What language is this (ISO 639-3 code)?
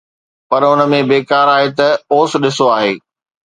snd